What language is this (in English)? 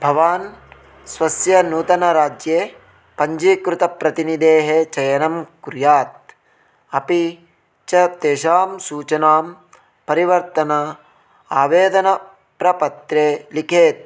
Sanskrit